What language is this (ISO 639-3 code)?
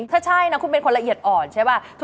tha